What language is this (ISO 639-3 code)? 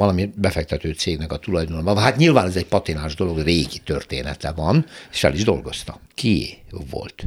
hun